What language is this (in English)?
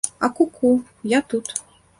Belarusian